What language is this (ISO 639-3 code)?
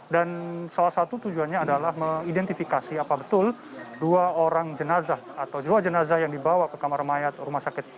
ind